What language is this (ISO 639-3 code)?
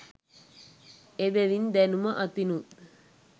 sin